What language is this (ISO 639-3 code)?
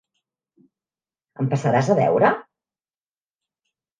cat